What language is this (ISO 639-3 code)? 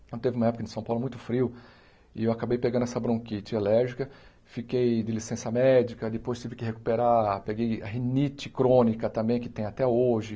por